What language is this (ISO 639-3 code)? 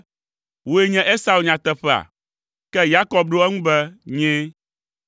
ewe